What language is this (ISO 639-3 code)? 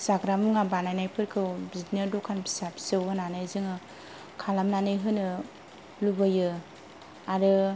brx